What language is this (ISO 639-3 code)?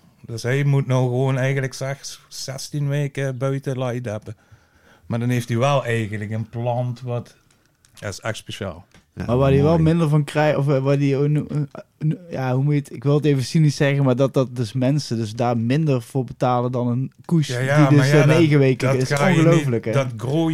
nld